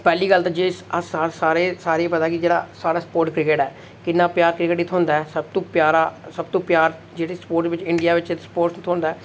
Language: Dogri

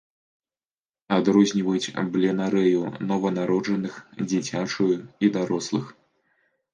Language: Belarusian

